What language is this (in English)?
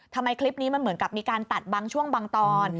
Thai